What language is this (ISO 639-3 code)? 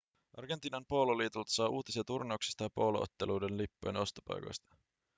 fin